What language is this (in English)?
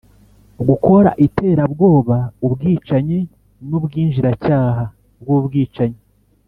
Kinyarwanda